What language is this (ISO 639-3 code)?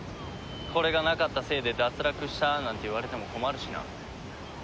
jpn